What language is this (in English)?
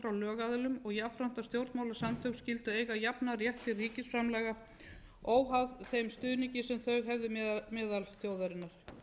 Icelandic